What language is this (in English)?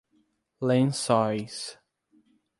Portuguese